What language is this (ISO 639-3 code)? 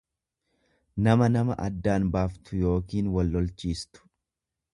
orm